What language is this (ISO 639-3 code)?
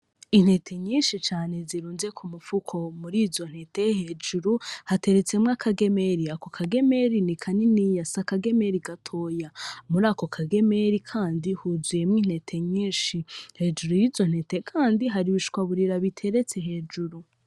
run